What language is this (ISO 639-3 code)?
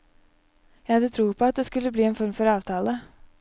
nor